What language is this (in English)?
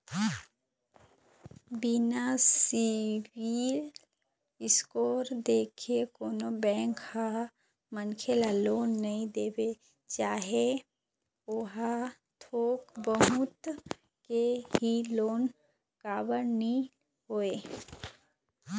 Chhattisgarhi